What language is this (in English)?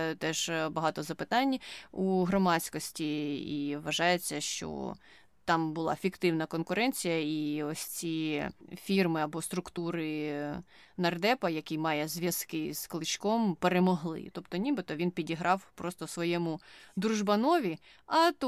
Ukrainian